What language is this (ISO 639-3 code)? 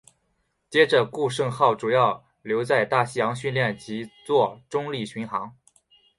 zho